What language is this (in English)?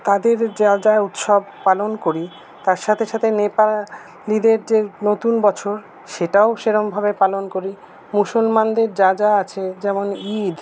Bangla